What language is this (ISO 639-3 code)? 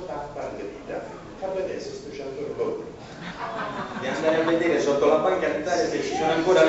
ita